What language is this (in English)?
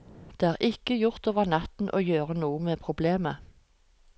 Norwegian